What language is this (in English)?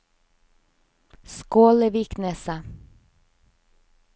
Norwegian